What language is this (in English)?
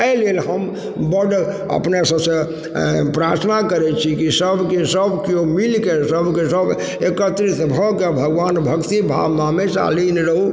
Maithili